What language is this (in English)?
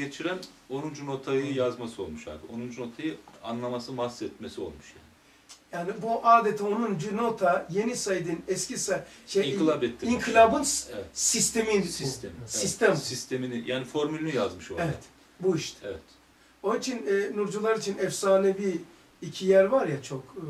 Turkish